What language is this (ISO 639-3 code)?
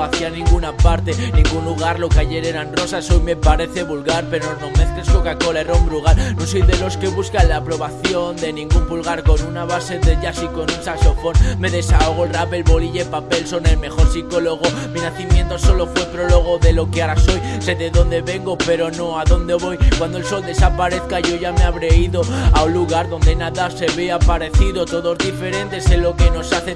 spa